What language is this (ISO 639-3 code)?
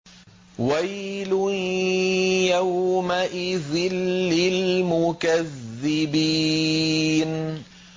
ara